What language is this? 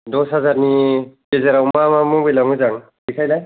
Bodo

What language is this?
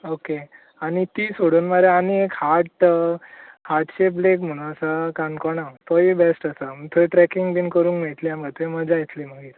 Konkani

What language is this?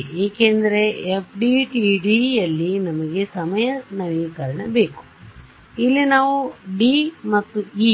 Kannada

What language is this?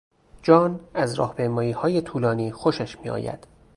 Persian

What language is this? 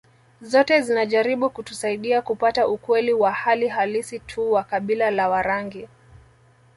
Swahili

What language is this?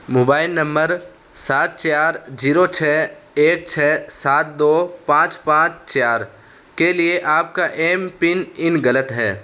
Urdu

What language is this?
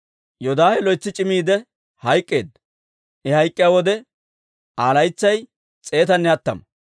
Dawro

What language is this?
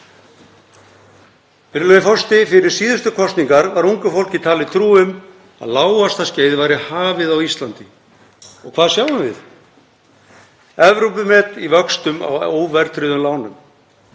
Icelandic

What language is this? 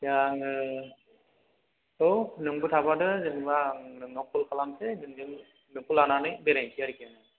Bodo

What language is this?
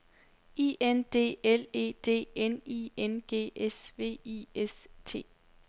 Danish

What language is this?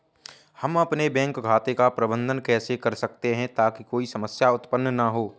Hindi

